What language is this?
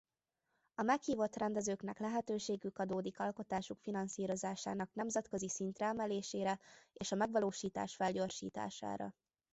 Hungarian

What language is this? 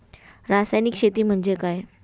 Marathi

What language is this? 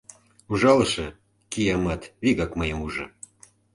Mari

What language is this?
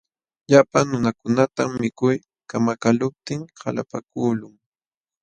Jauja Wanca Quechua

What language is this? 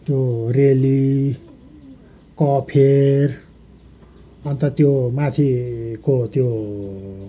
Nepali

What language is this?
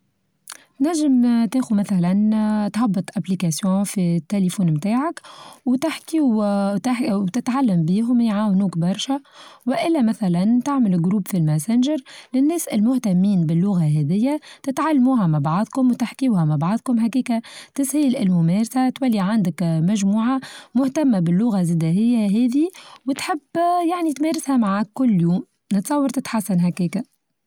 Tunisian Arabic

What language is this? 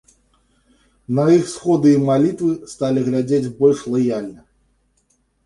Belarusian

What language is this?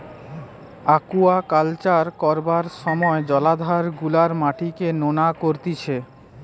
Bangla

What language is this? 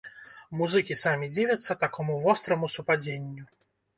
Belarusian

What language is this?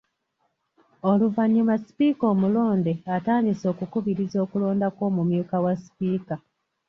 Ganda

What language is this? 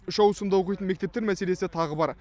Kazakh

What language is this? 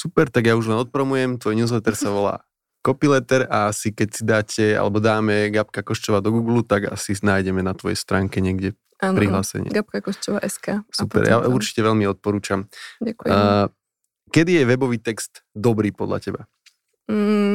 Slovak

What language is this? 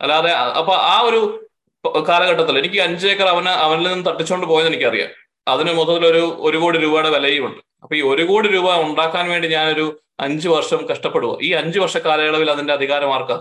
Malayalam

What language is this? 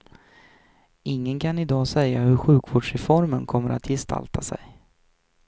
Swedish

